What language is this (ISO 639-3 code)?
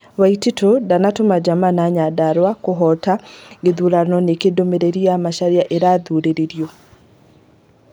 kik